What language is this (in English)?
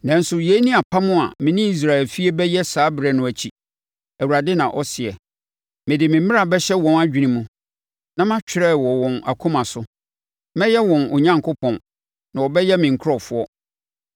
Akan